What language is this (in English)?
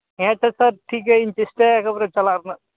Santali